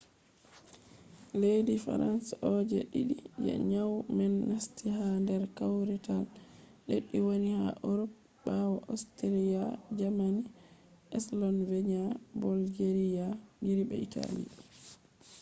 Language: Fula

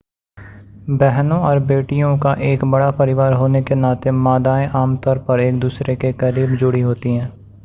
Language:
Hindi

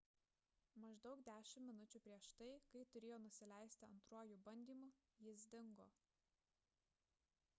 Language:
Lithuanian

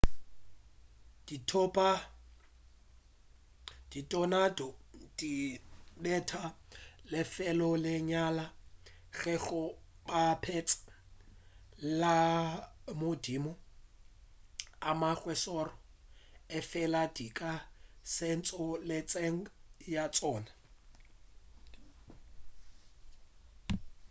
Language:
Northern Sotho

